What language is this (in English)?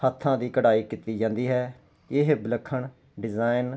Punjabi